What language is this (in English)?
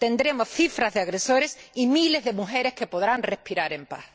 Spanish